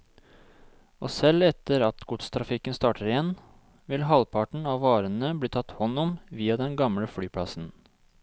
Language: Norwegian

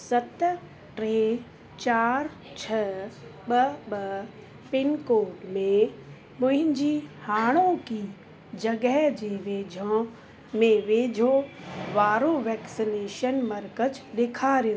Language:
Sindhi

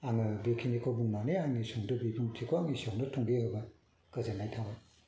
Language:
Bodo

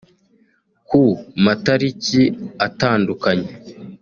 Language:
Kinyarwanda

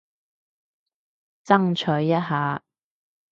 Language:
Cantonese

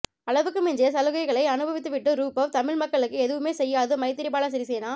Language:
Tamil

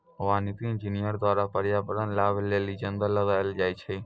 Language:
Maithili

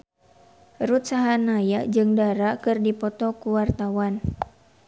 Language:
Sundanese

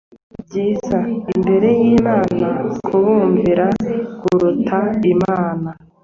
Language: Kinyarwanda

